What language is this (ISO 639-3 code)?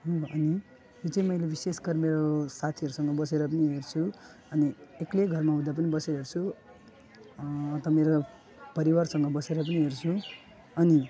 nep